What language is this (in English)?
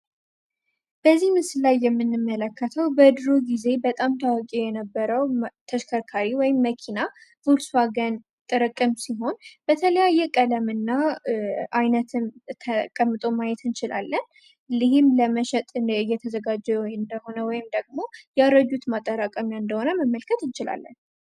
Amharic